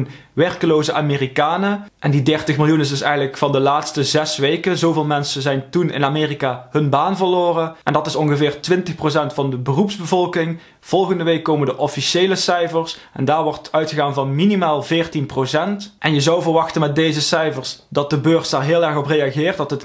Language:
Dutch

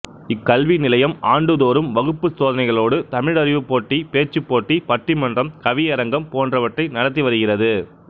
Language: Tamil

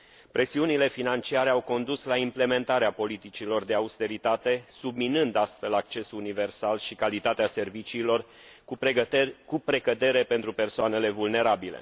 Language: Romanian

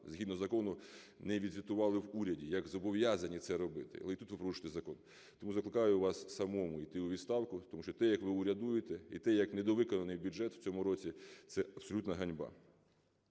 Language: Ukrainian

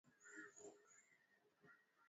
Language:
Swahili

